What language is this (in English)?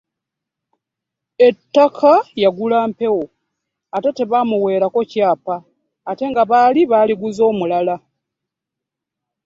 Ganda